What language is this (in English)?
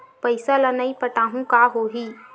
Chhattisgarhi